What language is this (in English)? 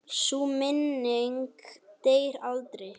Icelandic